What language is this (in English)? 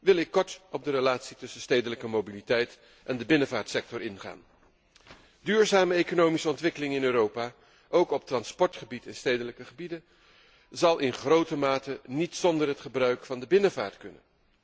Dutch